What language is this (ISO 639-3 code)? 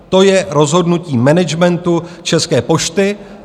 ces